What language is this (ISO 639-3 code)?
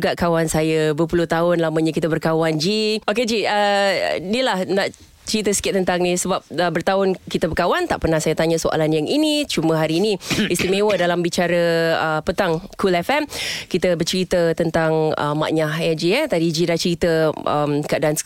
msa